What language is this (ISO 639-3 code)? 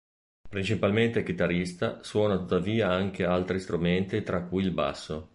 ita